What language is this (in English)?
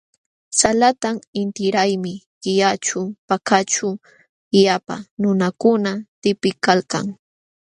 Jauja Wanca Quechua